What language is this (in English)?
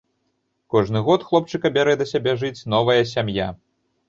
Belarusian